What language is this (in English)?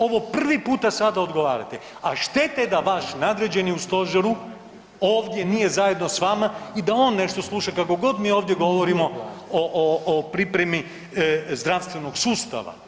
Croatian